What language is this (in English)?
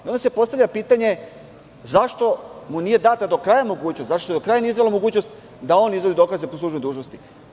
Serbian